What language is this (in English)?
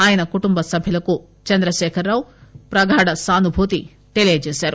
Telugu